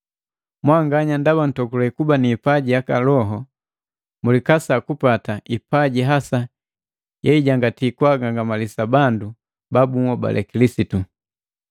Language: Matengo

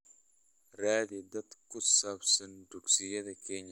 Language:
Somali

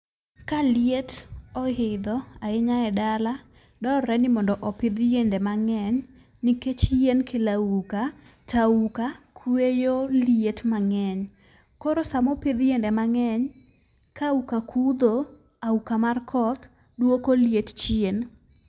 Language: Luo (Kenya and Tanzania)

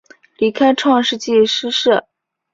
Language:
Chinese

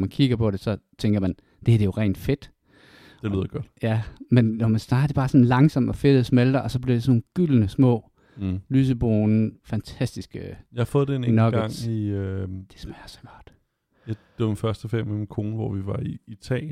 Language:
Danish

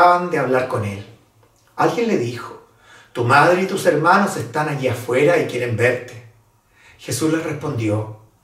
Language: Spanish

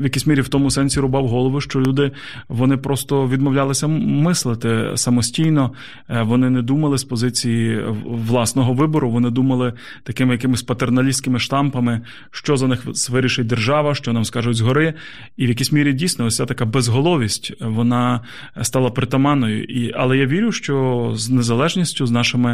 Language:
Ukrainian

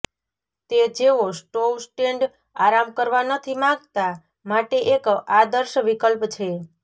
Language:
Gujarati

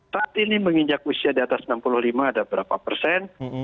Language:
Indonesian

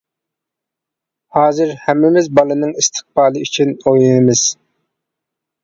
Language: Uyghur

